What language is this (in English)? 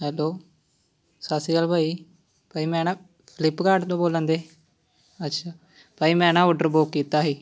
Punjabi